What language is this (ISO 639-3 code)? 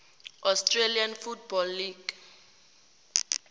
tsn